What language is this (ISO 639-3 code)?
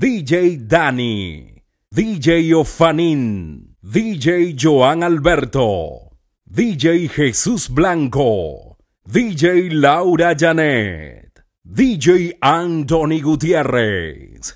spa